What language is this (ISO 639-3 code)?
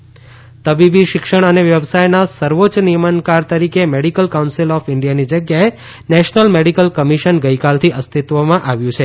guj